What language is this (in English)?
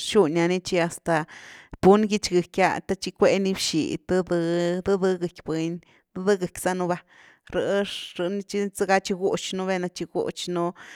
Güilá Zapotec